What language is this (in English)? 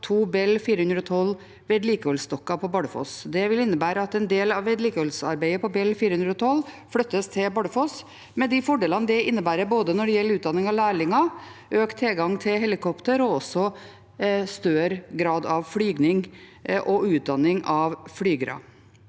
Norwegian